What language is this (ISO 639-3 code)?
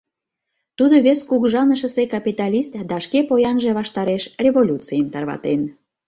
chm